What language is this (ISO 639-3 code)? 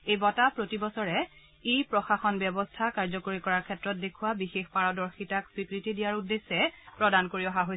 asm